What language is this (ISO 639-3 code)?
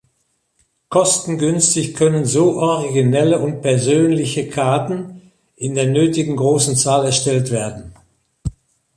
deu